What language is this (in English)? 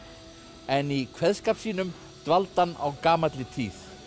Icelandic